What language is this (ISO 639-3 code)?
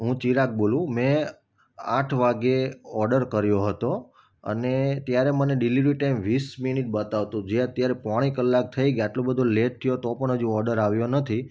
guj